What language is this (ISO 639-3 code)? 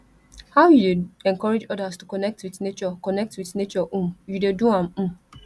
pcm